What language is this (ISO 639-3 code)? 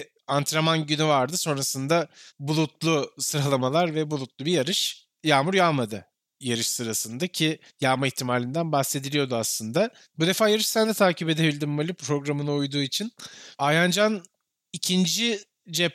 tur